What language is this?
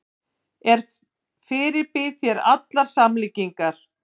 Icelandic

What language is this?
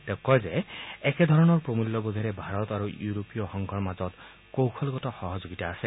Assamese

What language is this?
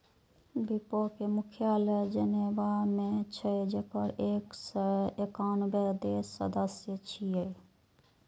Maithili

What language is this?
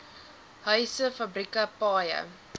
Afrikaans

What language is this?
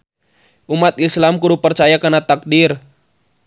Sundanese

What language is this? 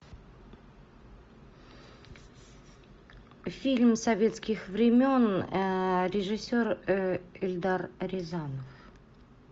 Russian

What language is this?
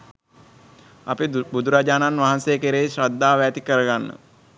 Sinhala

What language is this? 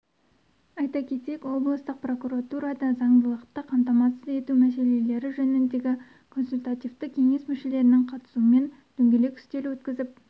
Kazakh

